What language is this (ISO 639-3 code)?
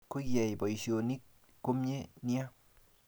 kln